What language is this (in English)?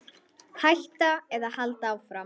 Icelandic